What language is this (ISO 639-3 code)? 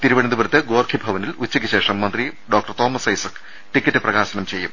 mal